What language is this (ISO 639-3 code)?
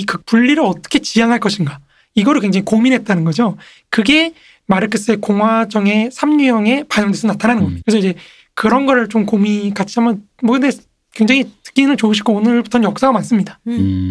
kor